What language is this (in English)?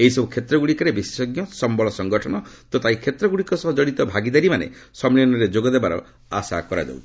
Odia